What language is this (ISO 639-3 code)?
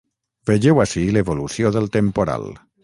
cat